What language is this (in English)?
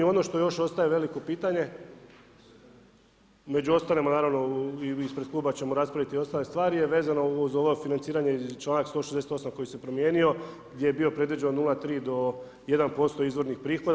Croatian